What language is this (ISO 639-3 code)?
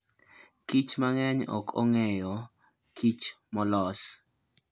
luo